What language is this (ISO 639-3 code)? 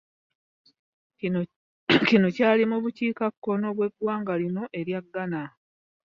lug